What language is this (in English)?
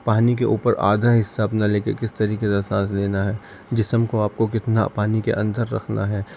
Urdu